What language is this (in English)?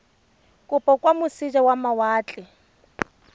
Tswana